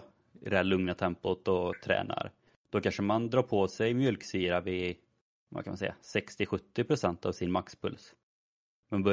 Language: Swedish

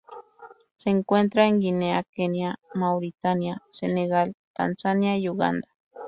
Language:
Spanish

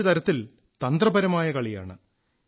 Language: Malayalam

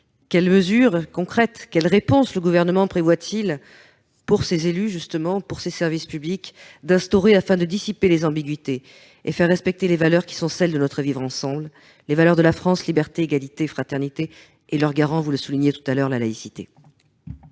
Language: French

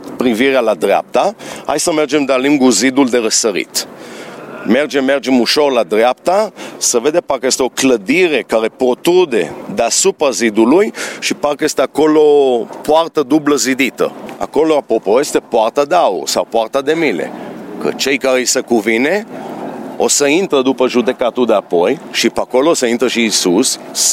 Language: Romanian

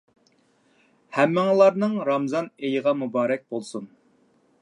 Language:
Uyghur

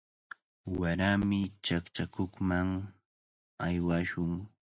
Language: Cajatambo North Lima Quechua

